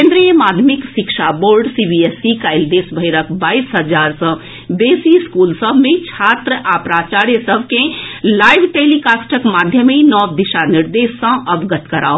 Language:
Maithili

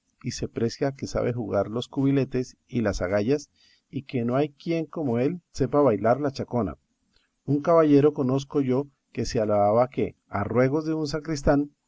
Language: Spanish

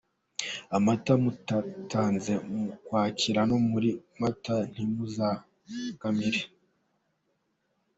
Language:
Kinyarwanda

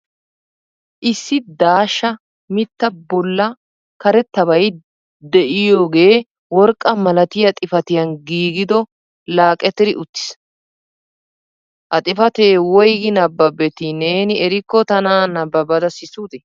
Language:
Wolaytta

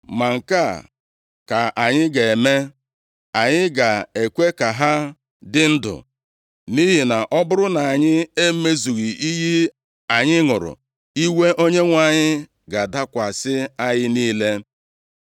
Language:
Igbo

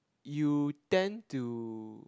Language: English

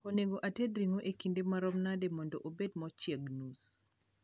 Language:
Luo (Kenya and Tanzania)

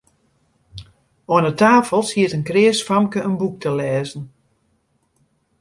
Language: Western Frisian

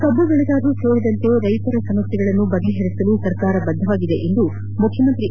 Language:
Kannada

